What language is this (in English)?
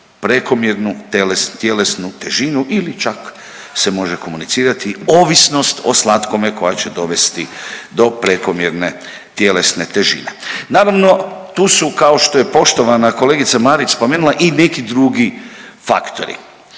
Croatian